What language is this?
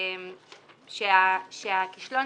Hebrew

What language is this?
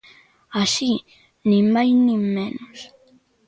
Galician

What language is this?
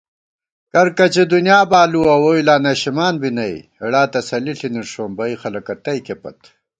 Gawar-Bati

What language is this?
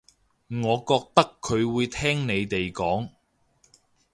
Cantonese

